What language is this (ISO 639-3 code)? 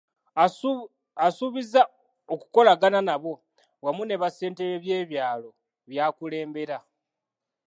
lug